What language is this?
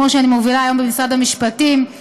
Hebrew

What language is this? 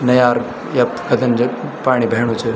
Garhwali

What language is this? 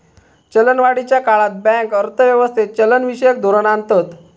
Marathi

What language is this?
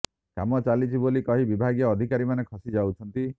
Odia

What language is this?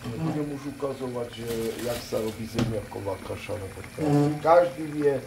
Slovak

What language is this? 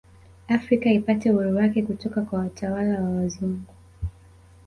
Swahili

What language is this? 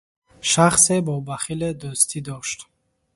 Tajik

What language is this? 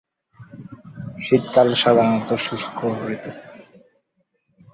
Bangla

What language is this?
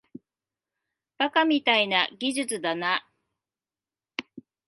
Japanese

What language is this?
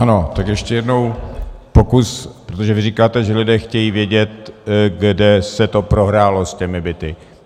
Czech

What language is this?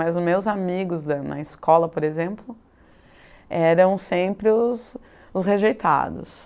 Portuguese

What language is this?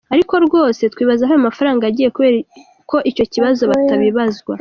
Kinyarwanda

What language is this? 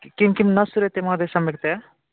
Sanskrit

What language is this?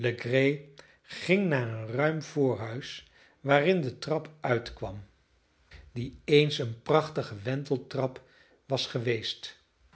Dutch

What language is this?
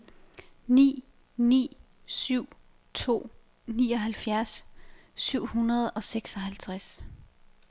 Danish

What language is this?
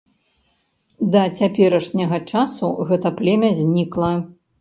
Belarusian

